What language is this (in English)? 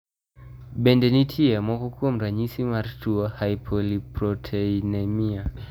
Luo (Kenya and Tanzania)